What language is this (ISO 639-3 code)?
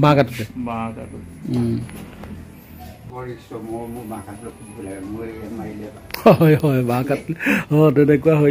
ben